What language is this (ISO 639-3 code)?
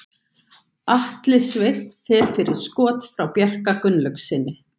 isl